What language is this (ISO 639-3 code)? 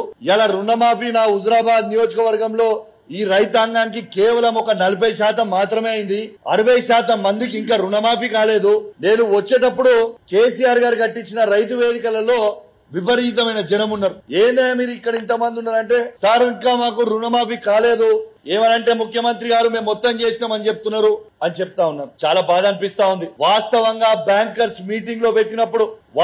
tel